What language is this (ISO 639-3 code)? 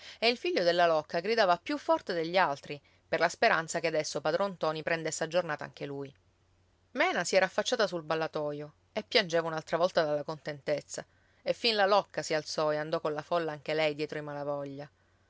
ita